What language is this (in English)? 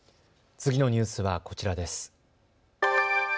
Japanese